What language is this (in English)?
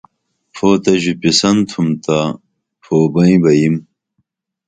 Dameli